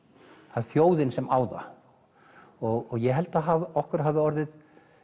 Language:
Icelandic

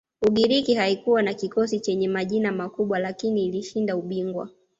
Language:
Swahili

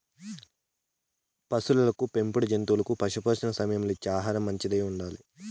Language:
Telugu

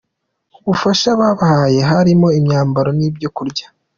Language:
Kinyarwanda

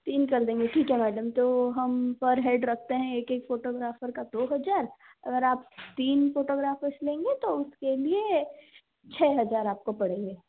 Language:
Hindi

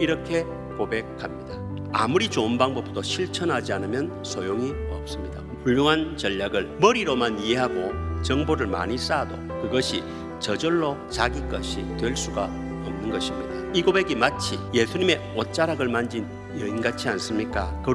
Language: Korean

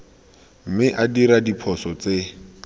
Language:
Tswana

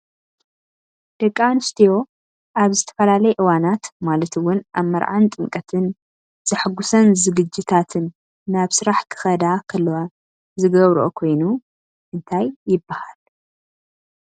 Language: Tigrinya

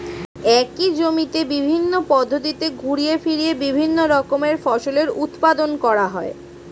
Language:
Bangla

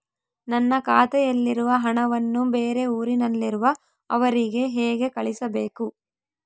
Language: Kannada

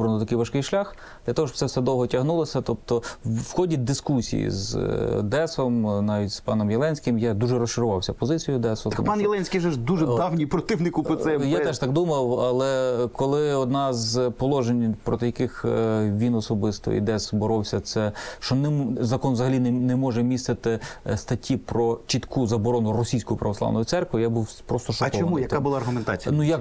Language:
Ukrainian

